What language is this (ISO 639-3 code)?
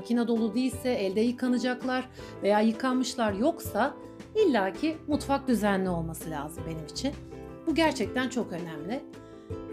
tur